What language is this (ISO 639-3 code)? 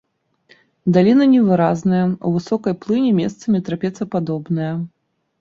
bel